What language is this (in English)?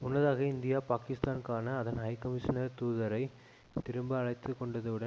Tamil